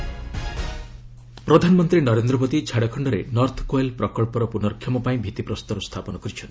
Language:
Odia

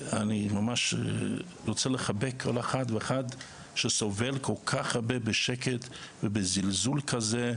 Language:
Hebrew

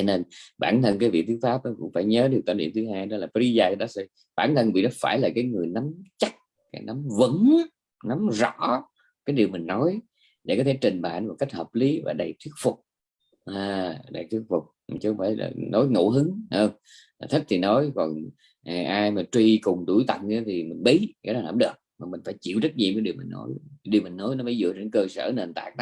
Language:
Vietnamese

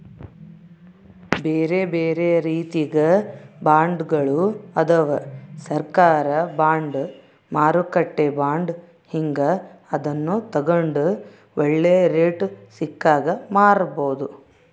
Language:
Kannada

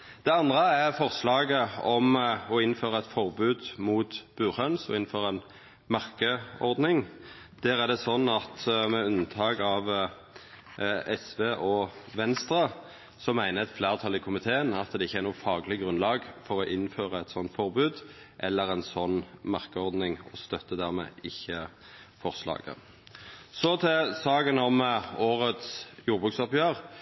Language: Norwegian Nynorsk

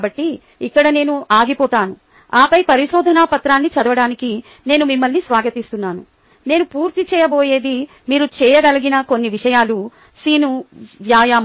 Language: Telugu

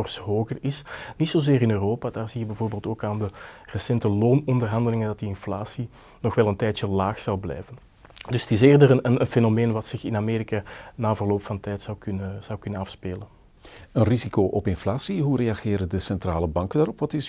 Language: Dutch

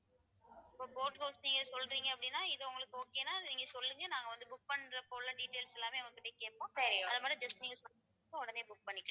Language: Tamil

